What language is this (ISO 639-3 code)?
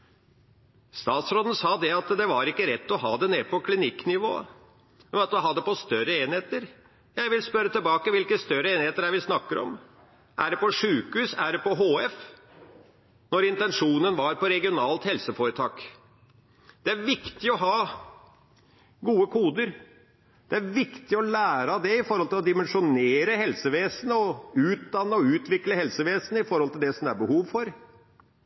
nob